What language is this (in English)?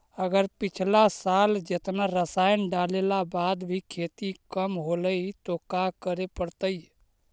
Magahi